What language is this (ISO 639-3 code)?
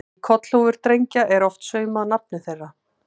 isl